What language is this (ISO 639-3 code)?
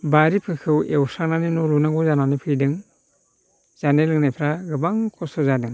brx